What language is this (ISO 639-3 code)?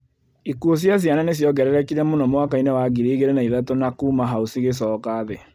kik